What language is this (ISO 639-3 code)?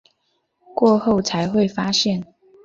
zho